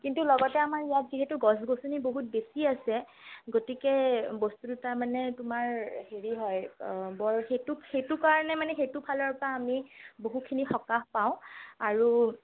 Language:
Assamese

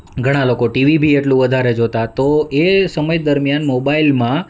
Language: Gujarati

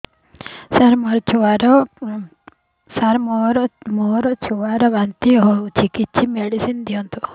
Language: Odia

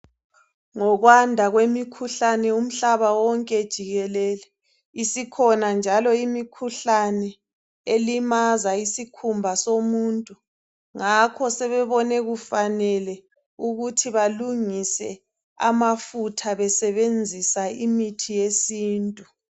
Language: North Ndebele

